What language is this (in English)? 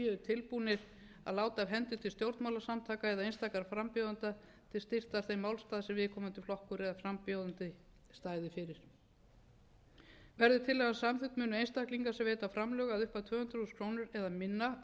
Icelandic